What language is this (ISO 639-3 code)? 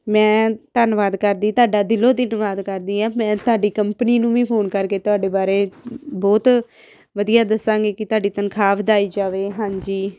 pan